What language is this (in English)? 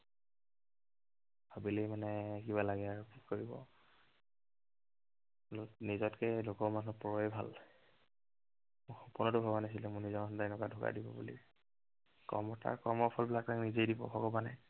Assamese